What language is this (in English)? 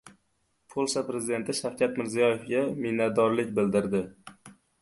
Uzbek